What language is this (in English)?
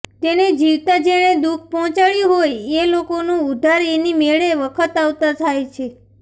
Gujarati